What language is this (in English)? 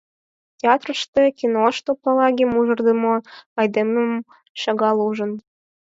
Mari